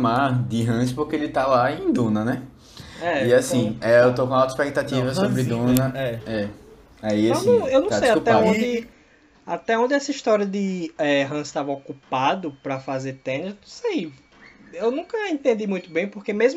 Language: Portuguese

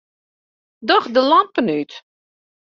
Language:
Western Frisian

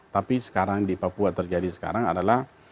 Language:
Indonesian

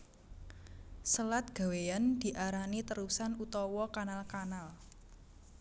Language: Javanese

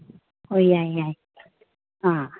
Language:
Manipuri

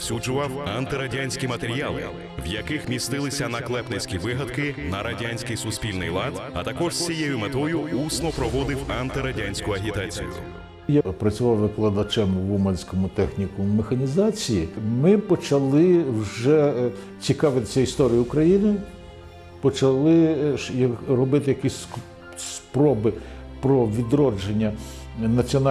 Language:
Ukrainian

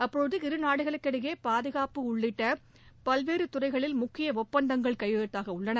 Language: Tamil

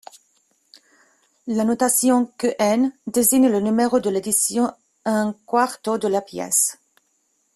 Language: French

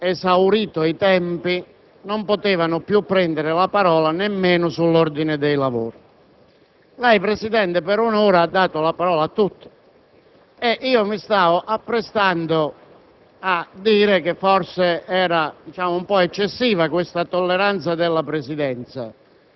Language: Italian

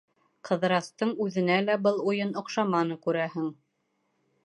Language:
Bashkir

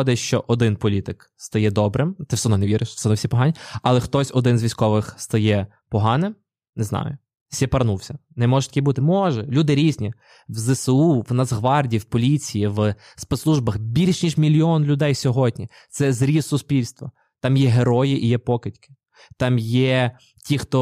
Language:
Ukrainian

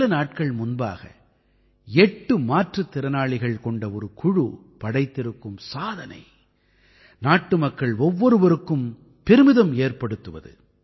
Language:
Tamil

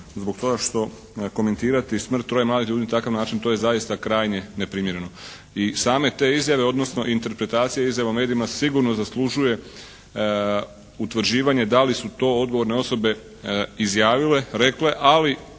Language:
Croatian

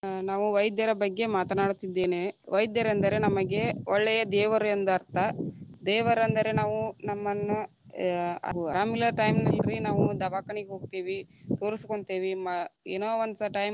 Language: Kannada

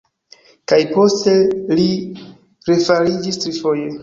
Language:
Esperanto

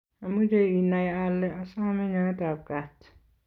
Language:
Kalenjin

